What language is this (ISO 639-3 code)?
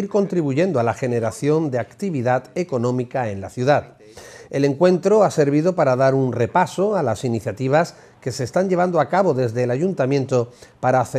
spa